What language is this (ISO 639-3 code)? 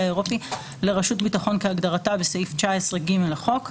heb